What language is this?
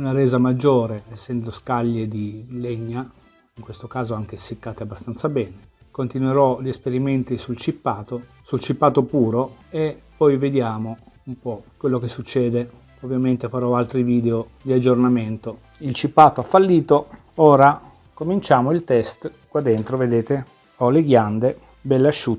Italian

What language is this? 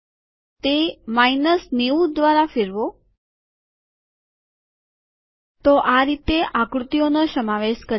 Gujarati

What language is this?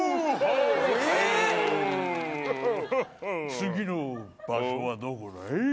Japanese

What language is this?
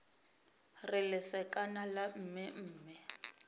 Northern Sotho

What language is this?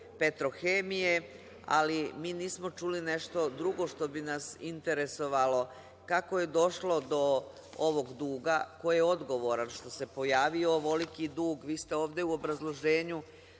Serbian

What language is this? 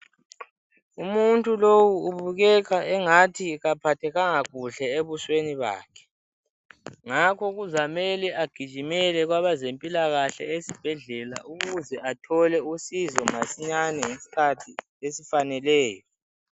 North Ndebele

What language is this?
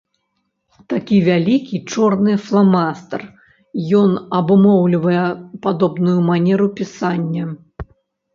Belarusian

